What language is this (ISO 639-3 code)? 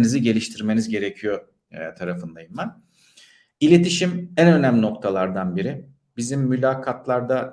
tur